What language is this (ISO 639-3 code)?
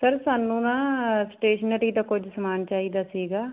pan